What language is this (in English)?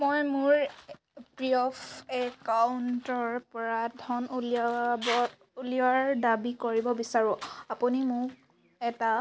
Assamese